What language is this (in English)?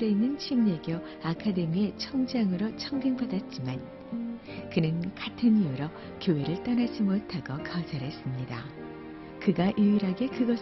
Korean